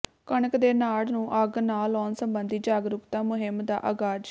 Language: Punjabi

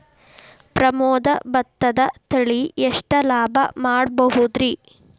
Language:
Kannada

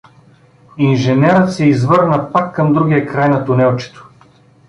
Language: Bulgarian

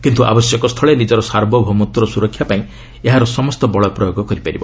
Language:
Odia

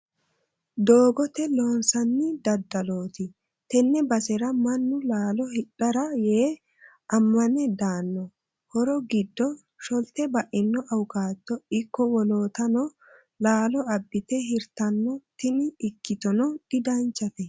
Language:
Sidamo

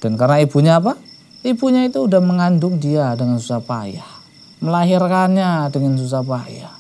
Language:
Indonesian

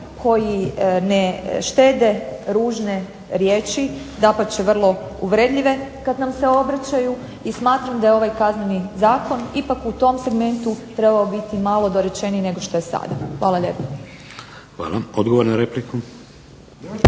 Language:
Croatian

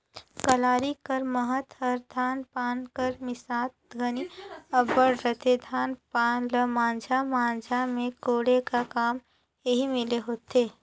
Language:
Chhattisgarhi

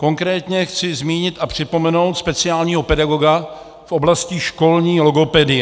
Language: Czech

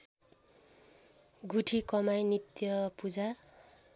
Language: Nepali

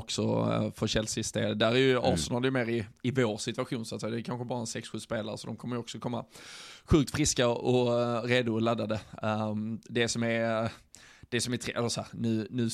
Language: Swedish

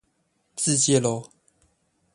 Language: Chinese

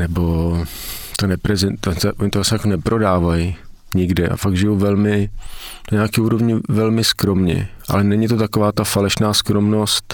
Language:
Czech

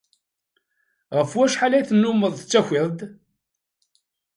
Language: Kabyle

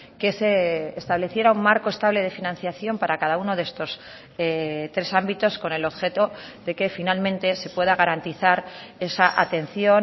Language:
Spanish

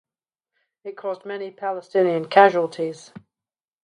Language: English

